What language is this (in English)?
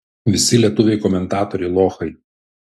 Lithuanian